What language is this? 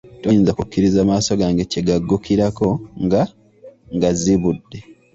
Ganda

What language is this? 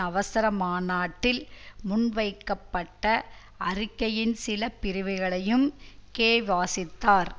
Tamil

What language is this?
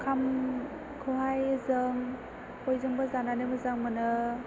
Bodo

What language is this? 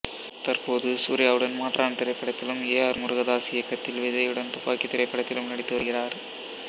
Tamil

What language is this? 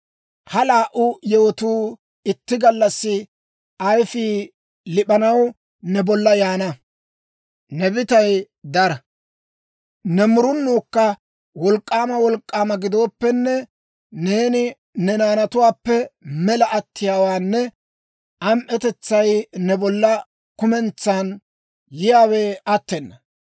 Dawro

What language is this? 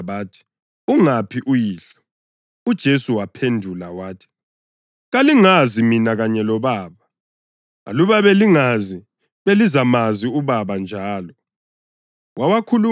North Ndebele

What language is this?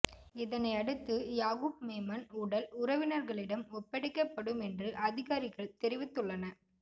Tamil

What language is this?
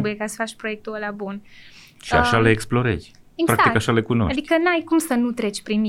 Romanian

